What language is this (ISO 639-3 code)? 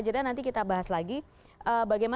ind